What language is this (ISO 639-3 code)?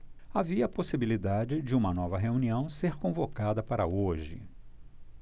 por